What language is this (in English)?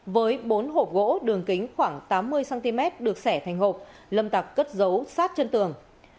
Vietnamese